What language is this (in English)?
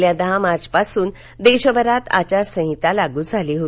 Marathi